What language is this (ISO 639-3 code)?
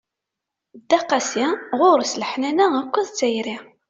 kab